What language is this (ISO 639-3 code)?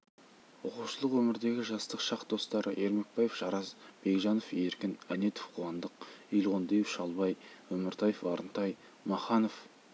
kaz